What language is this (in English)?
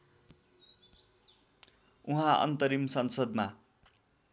Nepali